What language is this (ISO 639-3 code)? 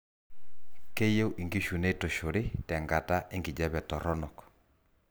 mas